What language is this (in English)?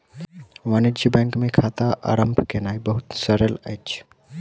Maithili